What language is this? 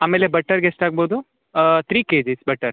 Kannada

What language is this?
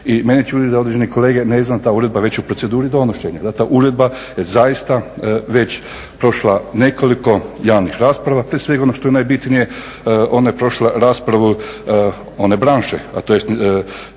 Croatian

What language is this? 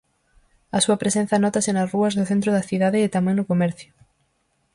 Galician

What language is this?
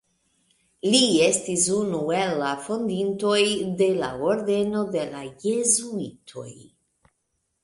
Esperanto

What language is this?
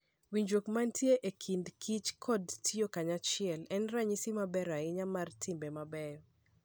Luo (Kenya and Tanzania)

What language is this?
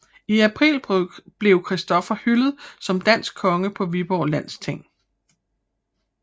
Danish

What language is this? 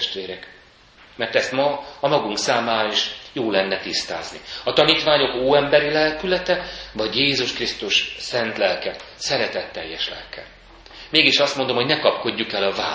Hungarian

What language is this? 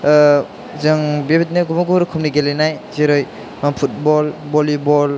Bodo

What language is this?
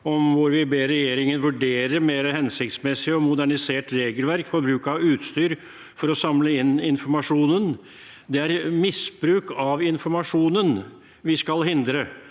Norwegian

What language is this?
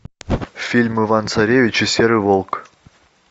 Russian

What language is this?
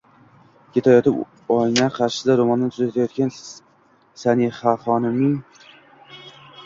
Uzbek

